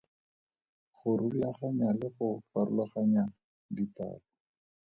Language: Tswana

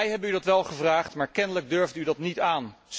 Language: Dutch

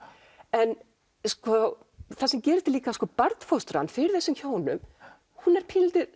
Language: Icelandic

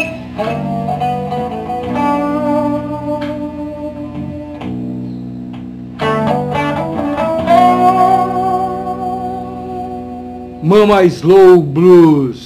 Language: Filipino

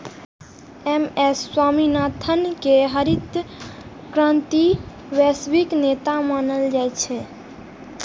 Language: Maithili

